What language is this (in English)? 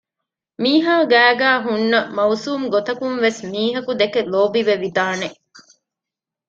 Divehi